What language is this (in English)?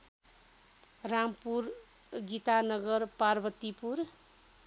Nepali